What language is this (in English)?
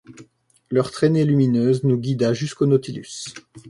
French